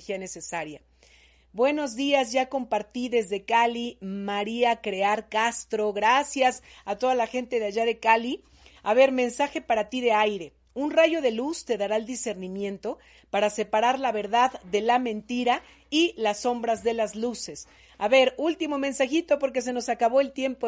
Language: Spanish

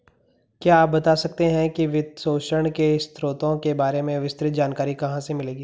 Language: Hindi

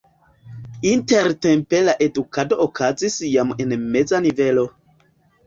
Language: Esperanto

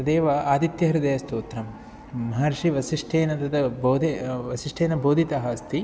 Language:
Sanskrit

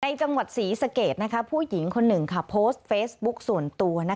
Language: Thai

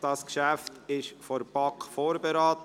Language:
Swiss German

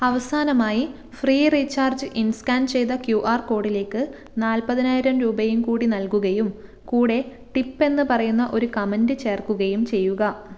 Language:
Malayalam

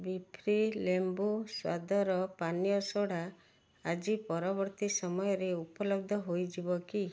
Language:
Odia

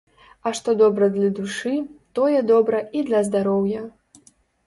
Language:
Belarusian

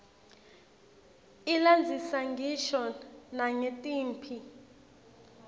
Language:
Swati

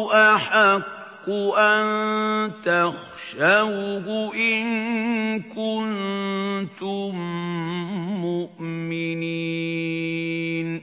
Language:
Arabic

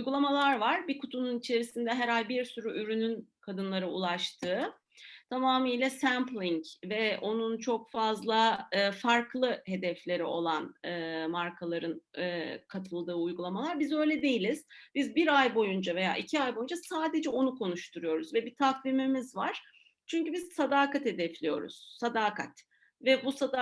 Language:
Turkish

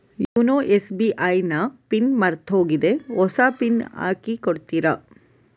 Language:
Kannada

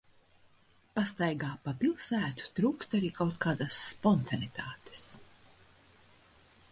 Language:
Latvian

